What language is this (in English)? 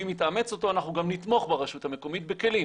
Hebrew